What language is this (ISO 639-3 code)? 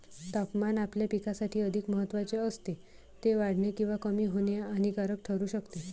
mar